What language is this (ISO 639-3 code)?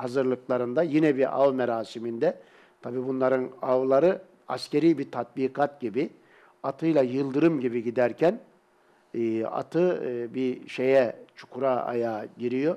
tur